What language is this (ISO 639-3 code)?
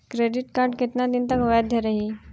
bho